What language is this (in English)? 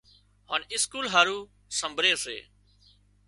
Wadiyara Koli